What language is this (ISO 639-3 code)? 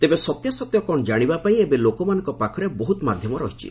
ori